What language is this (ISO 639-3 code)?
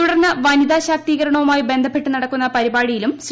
mal